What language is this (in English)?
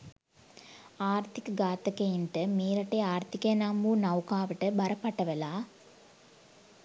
Sinhala